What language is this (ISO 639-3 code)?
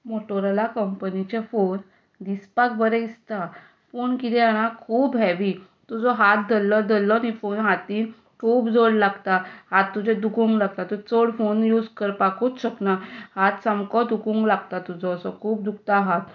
kok